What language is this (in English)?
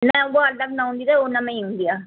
Sindhi